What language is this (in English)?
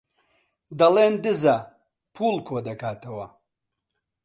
Central Kurdish